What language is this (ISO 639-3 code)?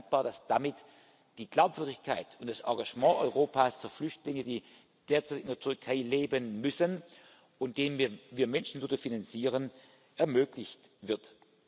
deu